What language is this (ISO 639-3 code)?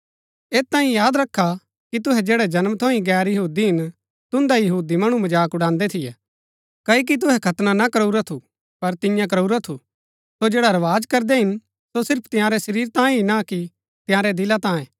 gbk